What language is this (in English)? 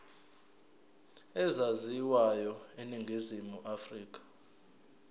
Zulu